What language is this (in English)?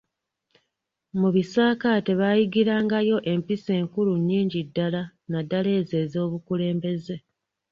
Ganda